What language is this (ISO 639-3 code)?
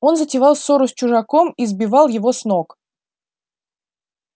rus